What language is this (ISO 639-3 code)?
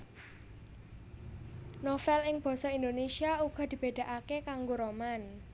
jav